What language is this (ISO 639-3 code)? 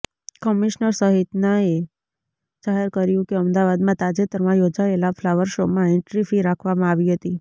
guj